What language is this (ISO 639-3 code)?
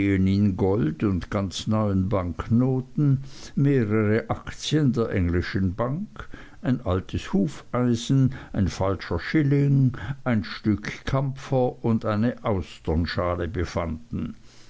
deu